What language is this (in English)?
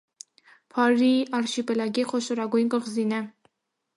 Armenian